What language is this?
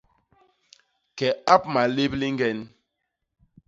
Basaa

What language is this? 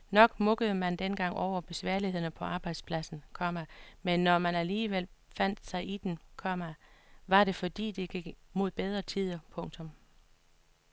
Danish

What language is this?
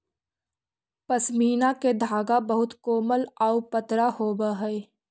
Magahi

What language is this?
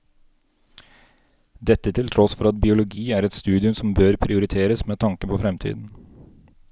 Norwegian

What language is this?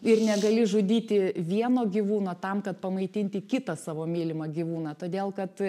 Lithuanian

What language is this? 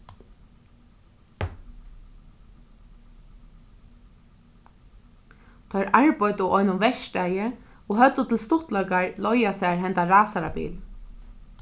Faroese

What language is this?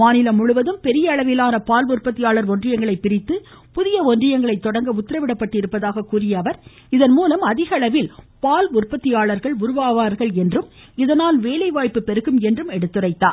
Tamil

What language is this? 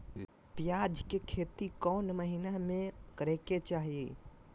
Magahi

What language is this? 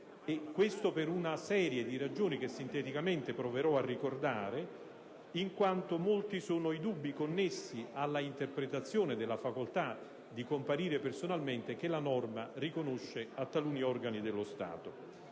Italian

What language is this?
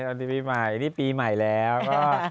Thai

